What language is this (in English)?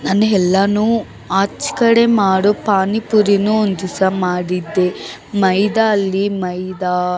Kannada